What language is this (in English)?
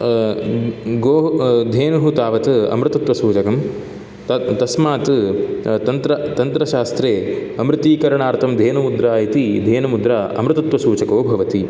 Sanskrit